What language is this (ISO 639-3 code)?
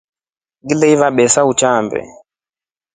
rof